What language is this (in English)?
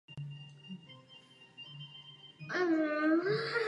Czech